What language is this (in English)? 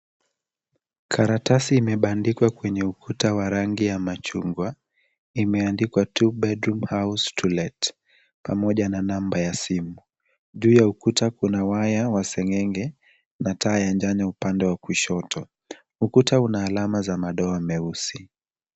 Swahili